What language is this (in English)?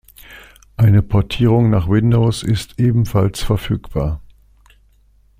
German